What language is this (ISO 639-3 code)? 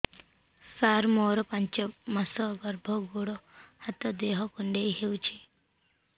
ori